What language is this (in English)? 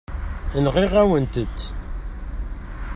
Kabyle